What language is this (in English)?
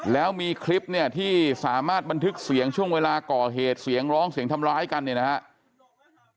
Thai